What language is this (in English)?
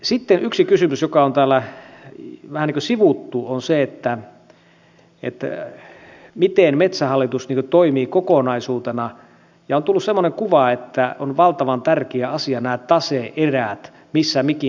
Finnish